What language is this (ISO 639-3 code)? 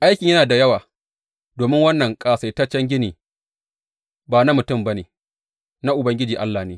hau